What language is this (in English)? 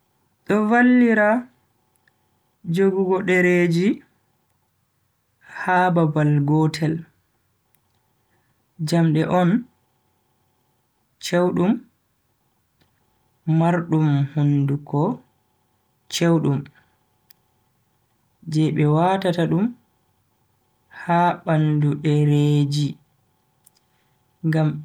Bagirmi Fulfulde